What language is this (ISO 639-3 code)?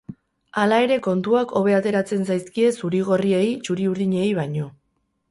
eus